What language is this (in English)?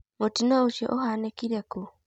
Kikuyu